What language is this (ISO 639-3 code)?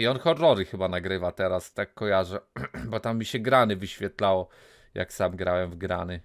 pol